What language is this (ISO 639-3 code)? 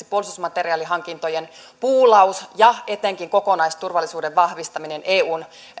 fin